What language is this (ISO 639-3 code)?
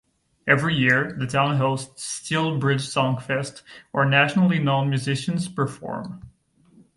eng